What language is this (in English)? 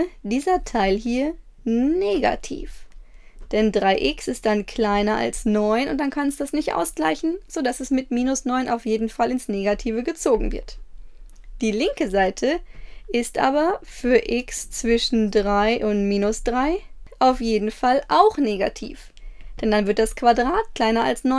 German